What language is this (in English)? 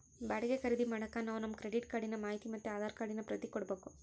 Kannada